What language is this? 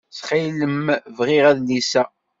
Kabyle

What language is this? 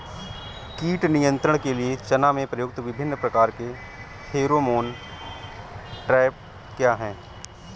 Hindi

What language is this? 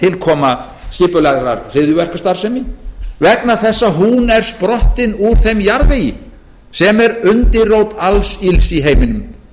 Icelandic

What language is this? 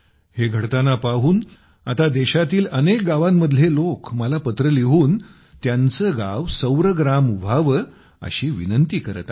Marathi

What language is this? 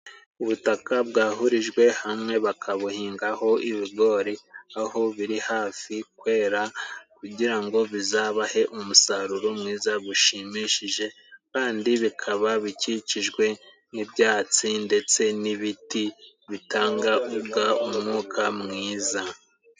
Kinyarwanda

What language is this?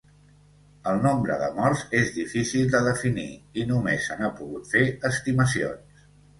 Catalan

